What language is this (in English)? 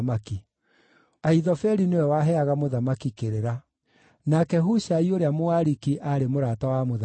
Kikuyu